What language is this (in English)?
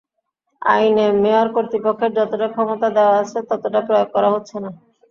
Bangla